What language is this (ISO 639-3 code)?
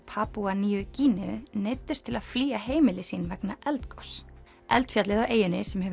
isl